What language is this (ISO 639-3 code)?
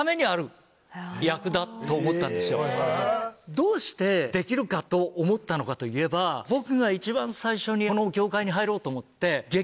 jpn